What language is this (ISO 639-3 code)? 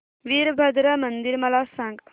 mar